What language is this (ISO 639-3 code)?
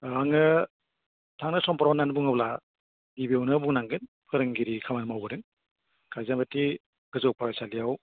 brx